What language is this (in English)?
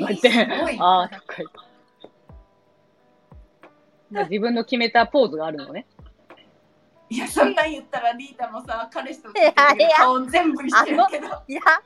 Japanese